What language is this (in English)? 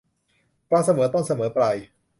Thai